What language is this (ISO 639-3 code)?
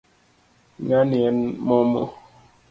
luo